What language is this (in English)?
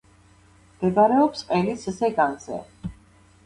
Georgian